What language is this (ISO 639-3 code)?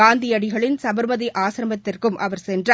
tam